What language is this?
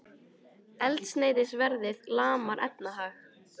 Icelandic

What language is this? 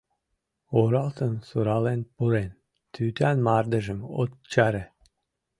Mari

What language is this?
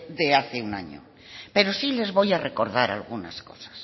Spanish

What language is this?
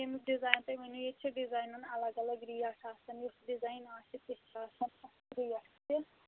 Kashmiri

